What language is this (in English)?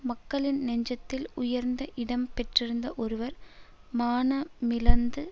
Tamil